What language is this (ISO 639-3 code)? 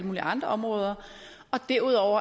dan